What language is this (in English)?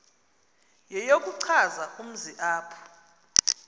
Xhosa